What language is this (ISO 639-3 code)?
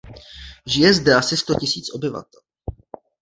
ces